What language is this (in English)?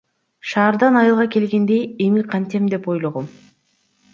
Kyrgyz